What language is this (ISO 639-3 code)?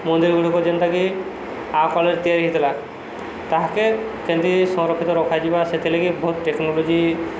ori